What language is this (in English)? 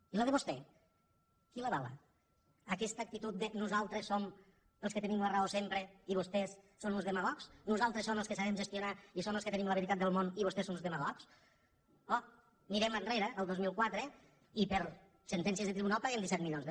Catalan